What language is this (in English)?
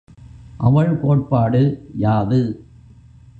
Tamil